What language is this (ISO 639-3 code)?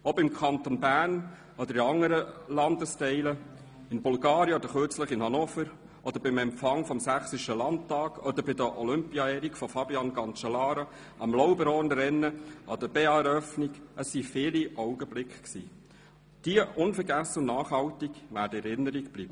gsw